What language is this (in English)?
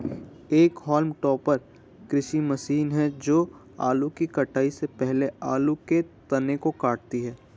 Hindi